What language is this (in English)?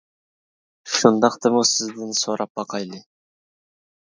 Uyghur